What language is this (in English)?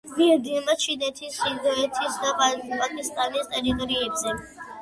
Georgian